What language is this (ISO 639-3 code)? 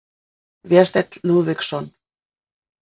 isl